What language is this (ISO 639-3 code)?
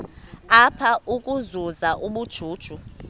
xho